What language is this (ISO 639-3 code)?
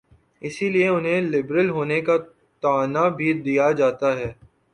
urd